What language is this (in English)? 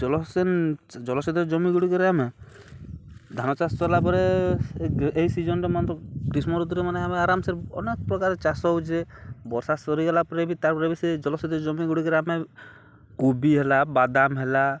Odia